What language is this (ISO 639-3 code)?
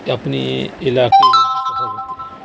urd